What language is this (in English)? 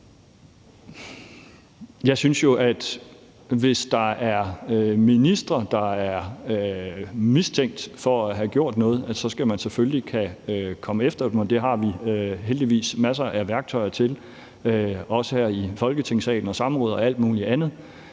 Danish